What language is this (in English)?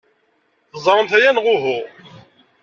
Kabyle